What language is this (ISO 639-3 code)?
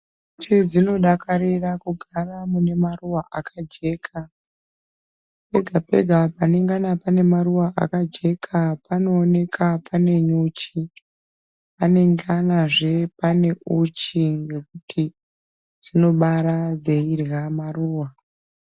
ndc